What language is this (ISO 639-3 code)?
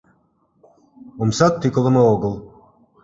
chm